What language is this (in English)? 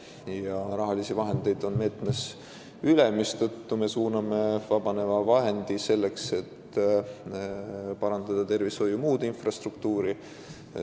Estonian